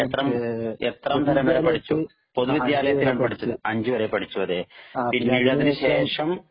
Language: Malayalam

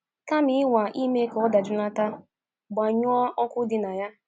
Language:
Igbo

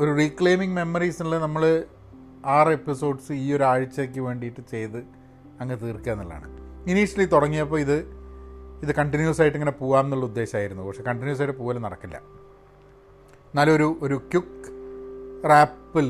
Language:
Malayalam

